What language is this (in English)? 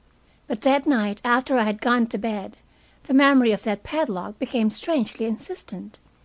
English